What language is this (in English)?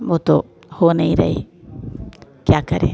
Hindi